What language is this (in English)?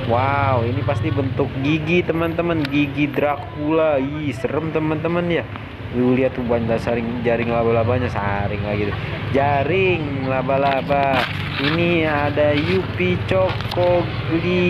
Indonesian